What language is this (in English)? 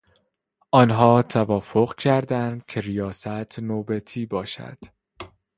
Persian